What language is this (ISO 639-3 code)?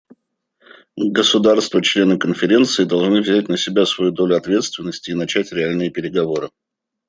rus